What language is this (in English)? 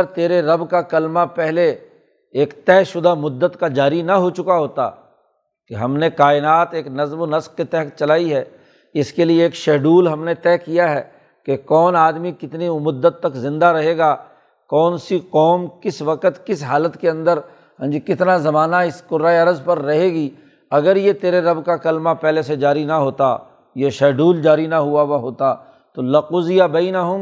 Urdu